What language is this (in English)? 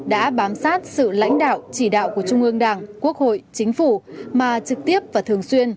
Vietnamese